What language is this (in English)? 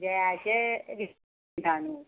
Konkani